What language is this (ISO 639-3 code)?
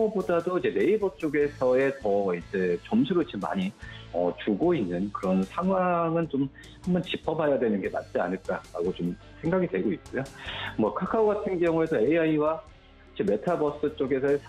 kor